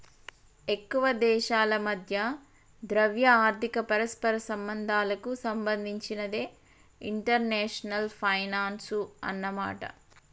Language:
Telugu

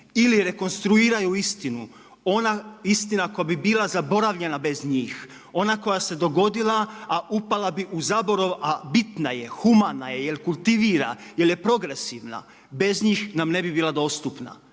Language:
Croatian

